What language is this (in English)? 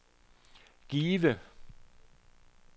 Danish